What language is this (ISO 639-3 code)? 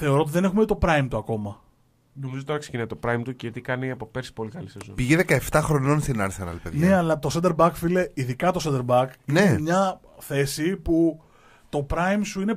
ell